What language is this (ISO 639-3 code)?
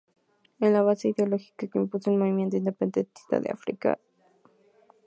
spa